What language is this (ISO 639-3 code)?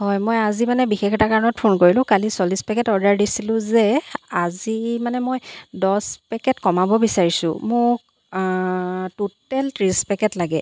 asm